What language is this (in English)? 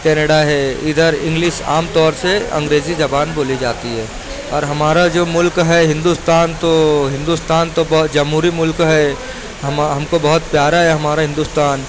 Urdu